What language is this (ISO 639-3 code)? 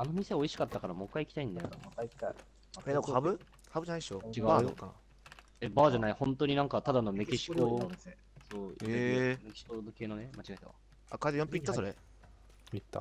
jpn